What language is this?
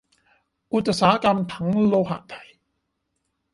Thai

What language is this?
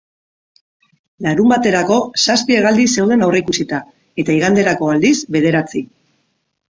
Basque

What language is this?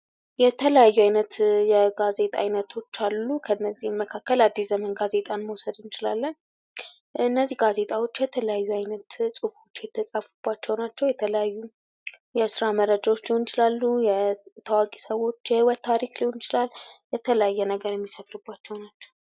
Amharic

